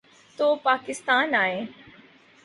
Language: Urdu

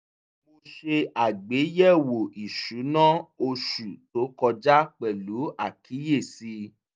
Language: Yoruba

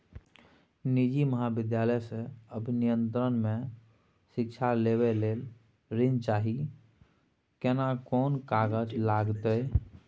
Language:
Maithili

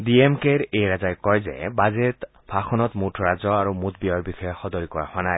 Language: Assamese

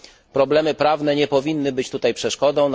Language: Polish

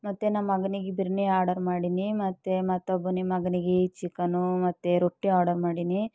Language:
Kannada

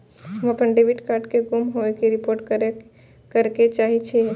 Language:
Maithili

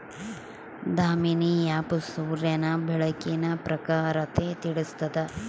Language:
Kannada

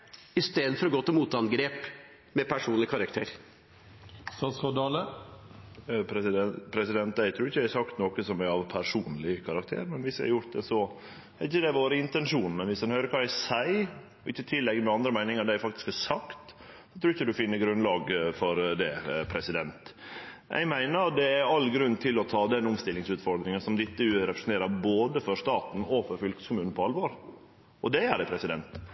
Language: Norwegian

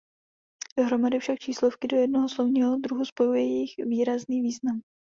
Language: Czech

